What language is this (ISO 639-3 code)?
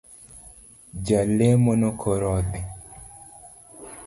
luo